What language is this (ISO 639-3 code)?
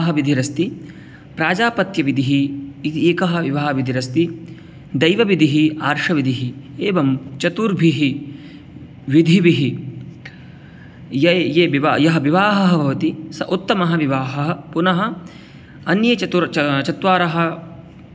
san